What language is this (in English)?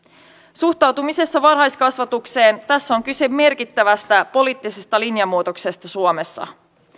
Finnish